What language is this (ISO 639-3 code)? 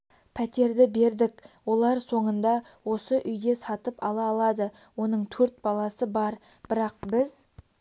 kaz